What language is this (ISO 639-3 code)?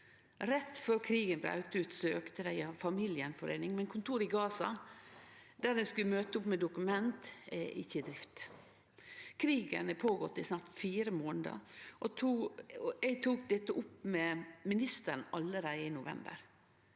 nor